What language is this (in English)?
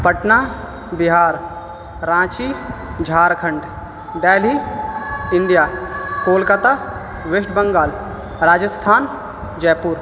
Urdu